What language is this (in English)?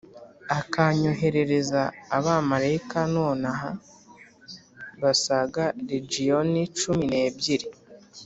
Kinyarwanda